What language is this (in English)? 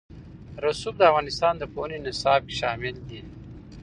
Pashto